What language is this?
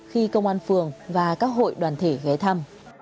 Vietnamese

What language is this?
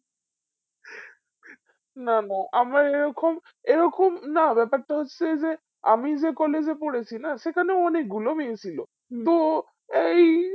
Bangla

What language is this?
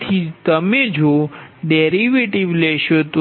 Gujarati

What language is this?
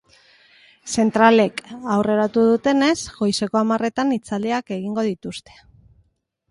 Basque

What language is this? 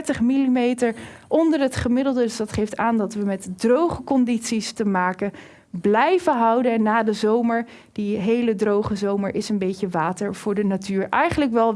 Dutch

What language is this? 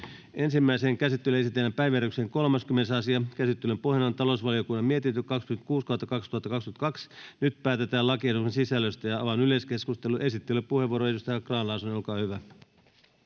Finnish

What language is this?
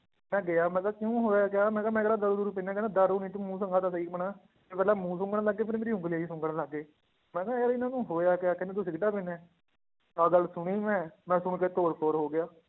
Punjabi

